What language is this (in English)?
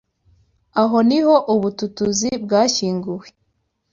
Kinyarwanda